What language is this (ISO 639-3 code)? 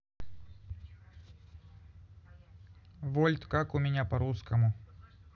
rus